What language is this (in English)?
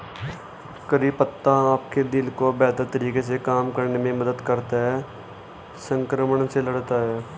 Hindi